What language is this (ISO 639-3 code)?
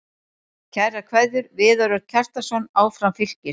isl